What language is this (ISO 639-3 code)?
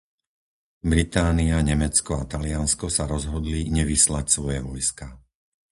slk